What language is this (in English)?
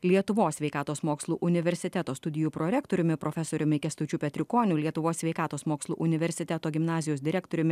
Lithuanian